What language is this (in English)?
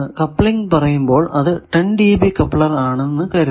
Malayalam